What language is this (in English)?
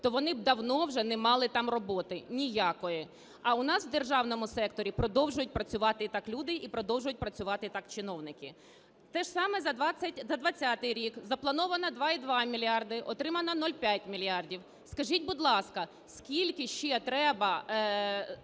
Ukrainian